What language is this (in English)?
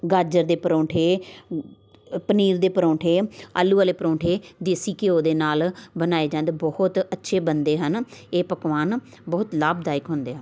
Punjabi